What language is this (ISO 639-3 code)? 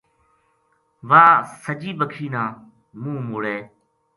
gju